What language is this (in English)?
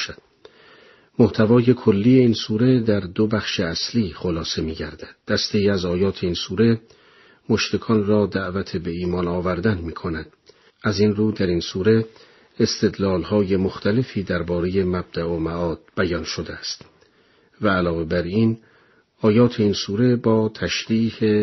Persian